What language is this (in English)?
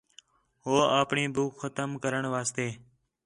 Khetrani